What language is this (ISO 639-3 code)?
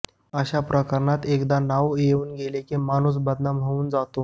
mar